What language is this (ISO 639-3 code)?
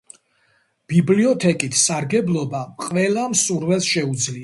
kat